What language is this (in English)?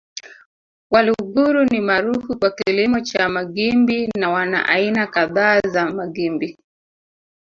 Swahili